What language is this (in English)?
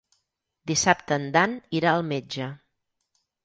Catalan